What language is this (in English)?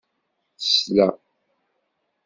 Kabyle